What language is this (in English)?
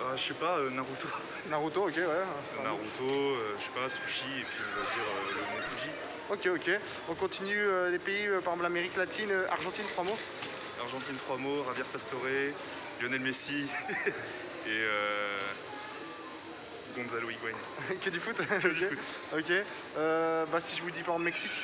French